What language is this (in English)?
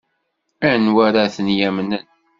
Kabyle